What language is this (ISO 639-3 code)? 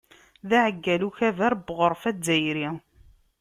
kab